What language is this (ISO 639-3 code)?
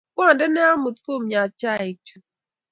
kln